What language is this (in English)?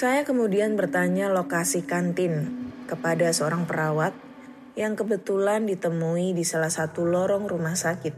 Indonesian